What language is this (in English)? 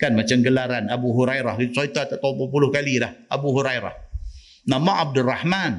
Malay